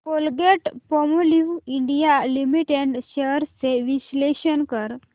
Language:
Marathi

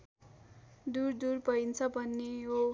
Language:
Nepali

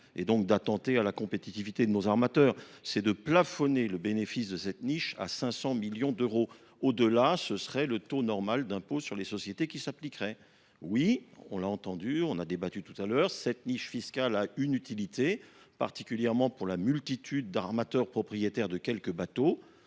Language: French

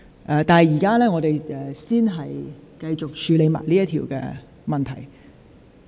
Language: Cantonese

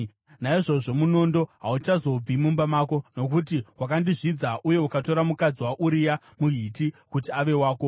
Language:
Shona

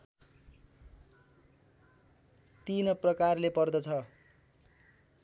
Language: Nepali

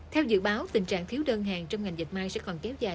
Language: Vietnamese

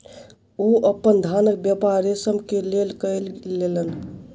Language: Maithili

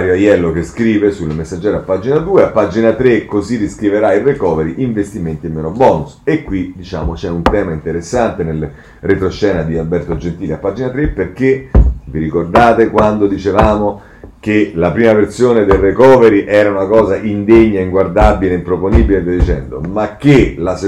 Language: Italian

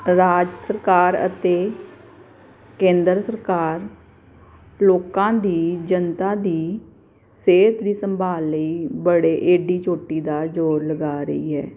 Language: Punjabi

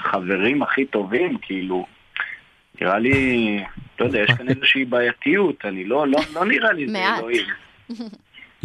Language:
Hebrew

